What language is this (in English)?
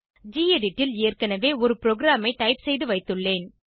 Tamil